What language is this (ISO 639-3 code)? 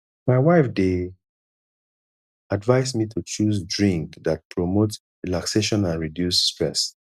pcm